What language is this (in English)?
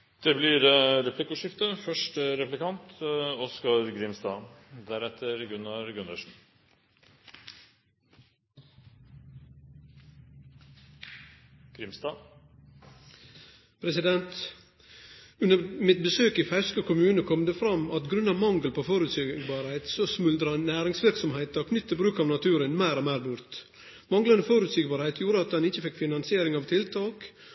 Norwegian